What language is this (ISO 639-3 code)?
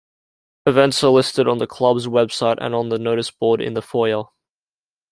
eng